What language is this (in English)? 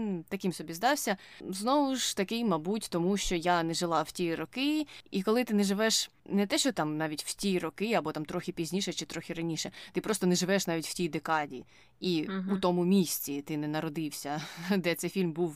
Ukrainian